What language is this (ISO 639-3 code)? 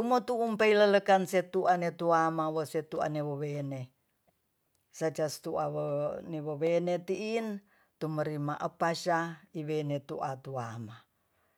txs